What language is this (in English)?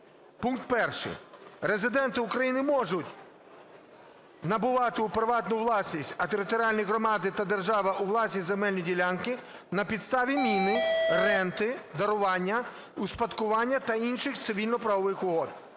Ukrainian